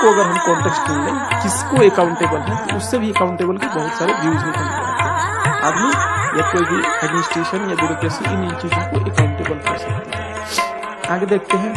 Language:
Hindi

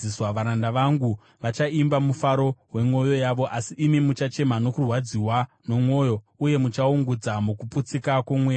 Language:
Shona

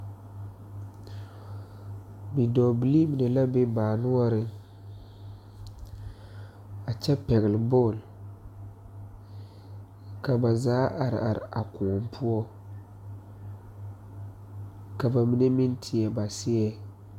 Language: Southern Dagaare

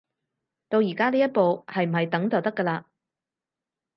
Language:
Cantonese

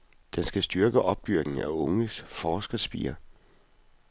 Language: Danish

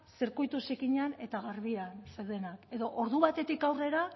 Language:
Basque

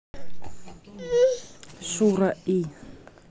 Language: Russian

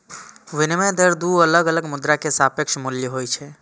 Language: Maithili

